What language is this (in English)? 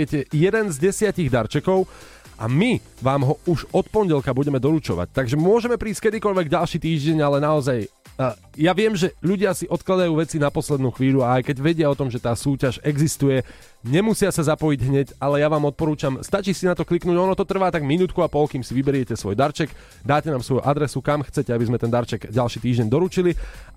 Slovak